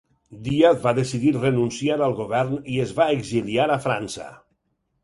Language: Catalan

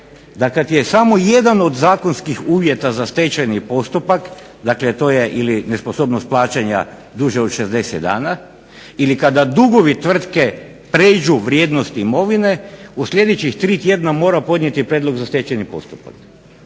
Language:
Croatian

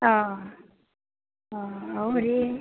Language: Assamese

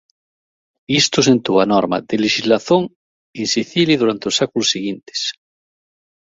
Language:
Galician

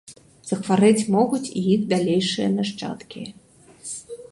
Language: Belarusian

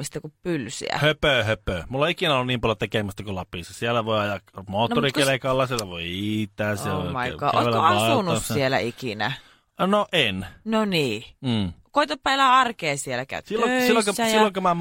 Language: Finnish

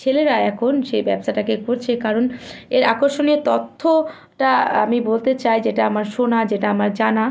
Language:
Bangla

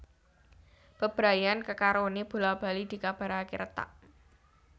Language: Javanese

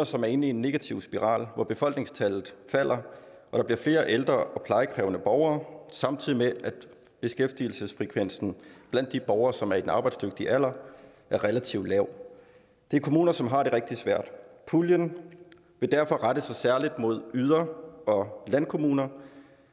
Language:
Danish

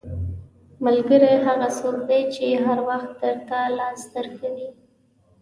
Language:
Pashto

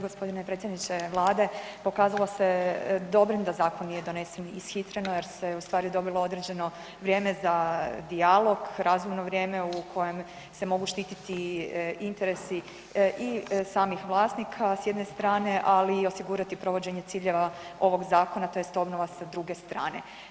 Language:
Croatian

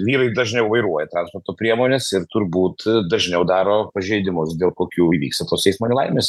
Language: Lithuanian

